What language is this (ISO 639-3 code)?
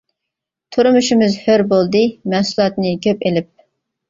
uig